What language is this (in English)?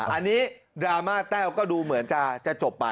Thai